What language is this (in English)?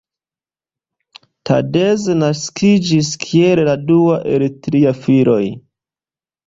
Esperanto